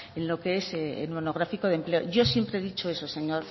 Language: Spanish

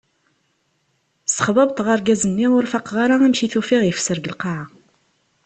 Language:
Kabyle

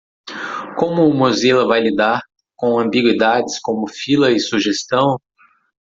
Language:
Portuguese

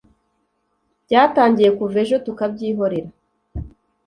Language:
Kinyarwanda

